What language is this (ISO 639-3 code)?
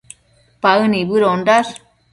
mcf